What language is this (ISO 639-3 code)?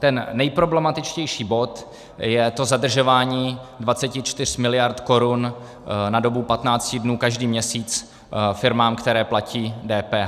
ces